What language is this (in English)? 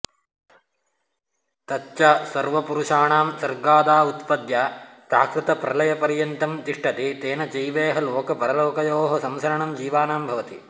Sanskrit